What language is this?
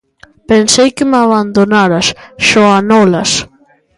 Galician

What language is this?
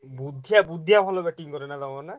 Odia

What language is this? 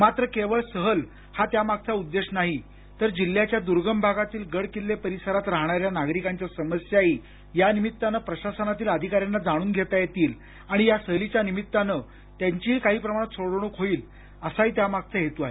Marathi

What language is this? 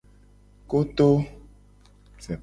Gen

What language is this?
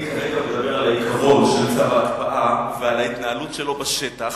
Hebrew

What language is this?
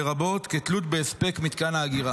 Hebrew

